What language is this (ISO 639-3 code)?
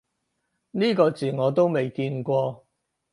yue